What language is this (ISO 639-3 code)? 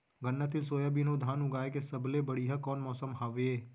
hne